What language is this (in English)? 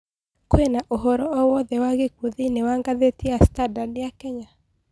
Kikuyu